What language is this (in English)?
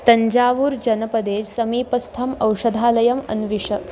Sanskrit